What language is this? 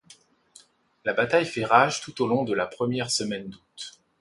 French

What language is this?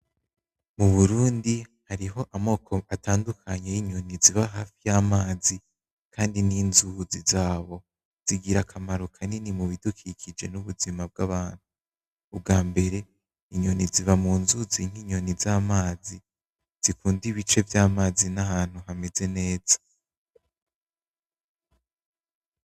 Rundi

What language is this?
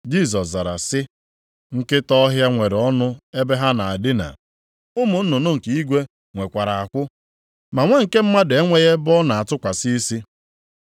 Igbo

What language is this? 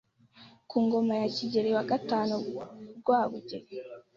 Kinyarwanda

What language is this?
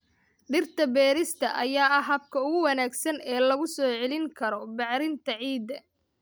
Somali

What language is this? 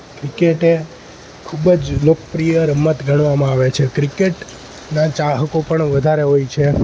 Gujarati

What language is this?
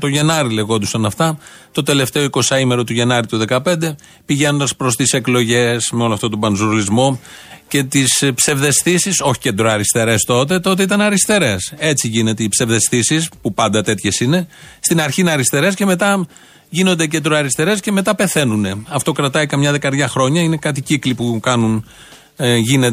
Greek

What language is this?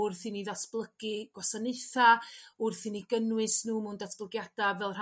Welsh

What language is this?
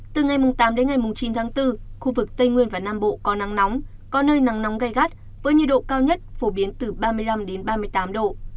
Vietnamese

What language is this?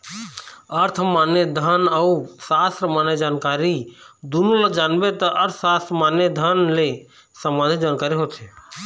Chhattisgarhi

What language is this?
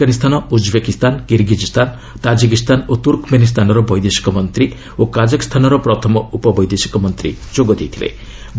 Odia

